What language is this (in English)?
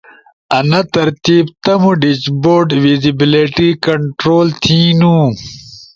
Ushojo